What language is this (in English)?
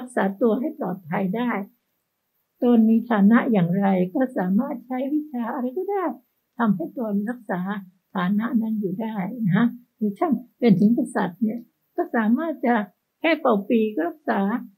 Thai